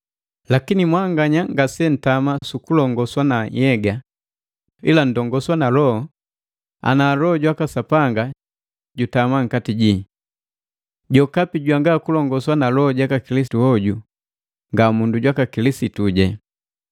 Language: Matengo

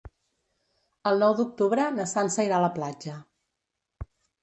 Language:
Catalan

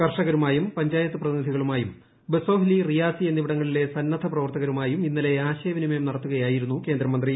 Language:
Malayalam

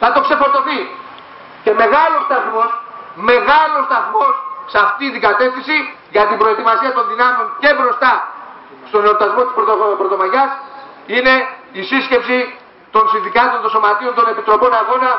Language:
Greek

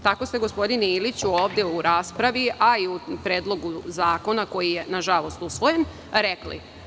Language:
Serbian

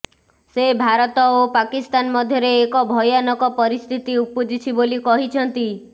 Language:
Odia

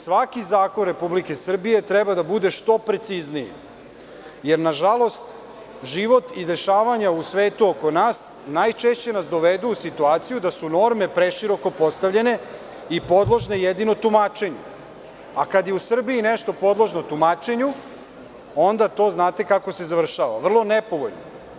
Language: Serbian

